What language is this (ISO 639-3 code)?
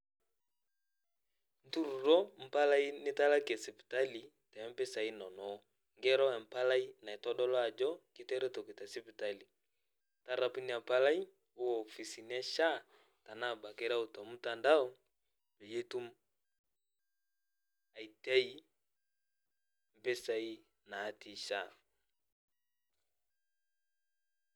mas